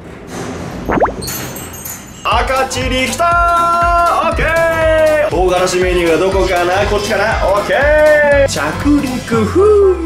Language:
Japanese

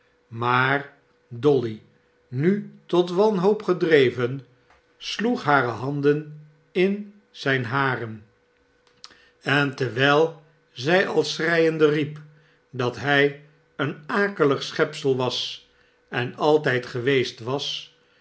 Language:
Dutch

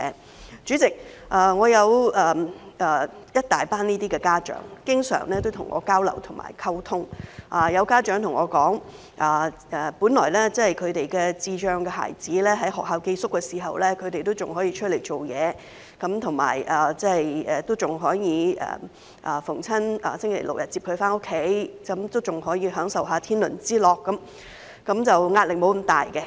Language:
Cantonese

